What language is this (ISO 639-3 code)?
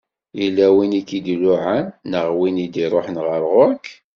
kab